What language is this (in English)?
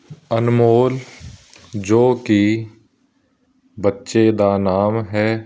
Punjabi